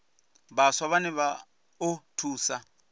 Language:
Venda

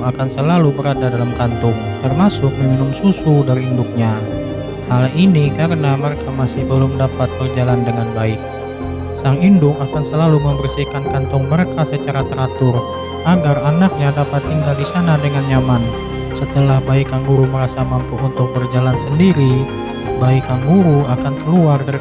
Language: Indonesian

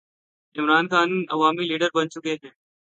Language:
Urdu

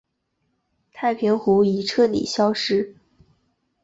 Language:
Chinese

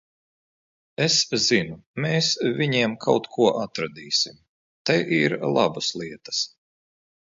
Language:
Latvian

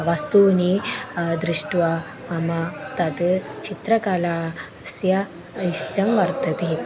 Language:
Sanskrit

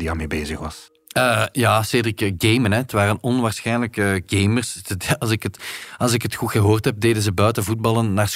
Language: Dutch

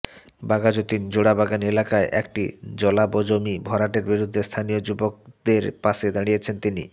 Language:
Bangla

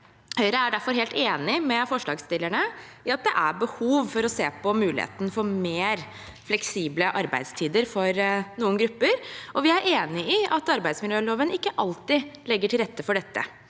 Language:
Norwegian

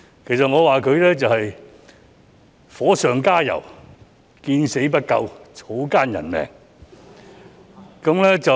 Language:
Cantonese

